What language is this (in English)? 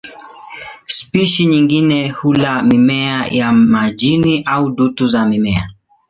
Swahili